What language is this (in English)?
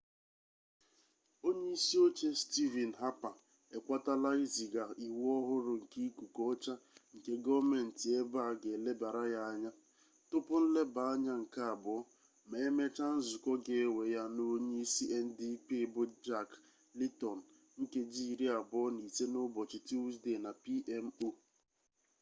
Igbo